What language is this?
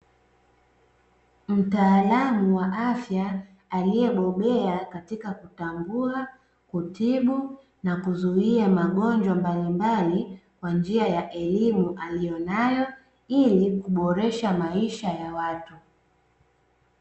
Swahili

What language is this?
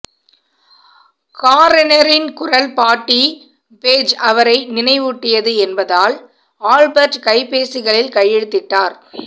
Tamil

